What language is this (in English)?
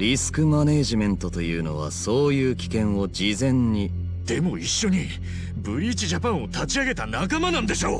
Japanese